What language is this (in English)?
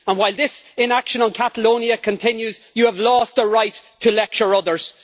English